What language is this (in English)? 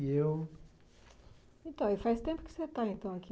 Portuguese